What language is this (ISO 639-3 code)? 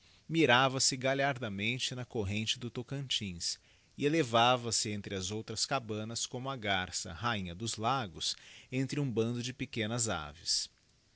por